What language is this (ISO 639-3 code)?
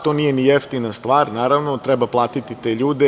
srp